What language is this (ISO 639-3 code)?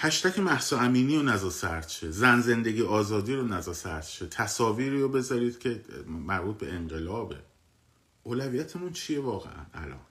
fas